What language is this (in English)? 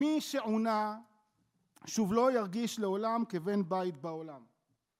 Hebrew